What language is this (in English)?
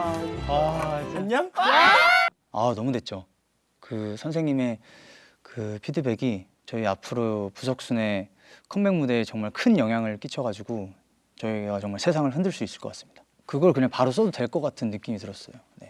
Korean